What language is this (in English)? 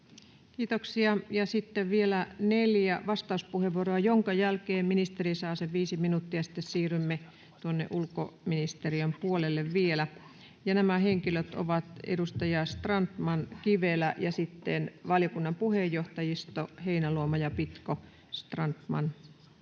Finnish